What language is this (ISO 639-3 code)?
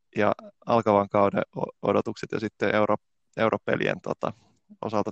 fin